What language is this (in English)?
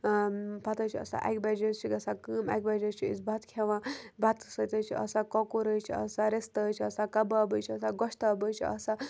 Kashmiri